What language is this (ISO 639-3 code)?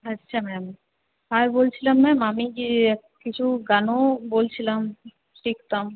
ben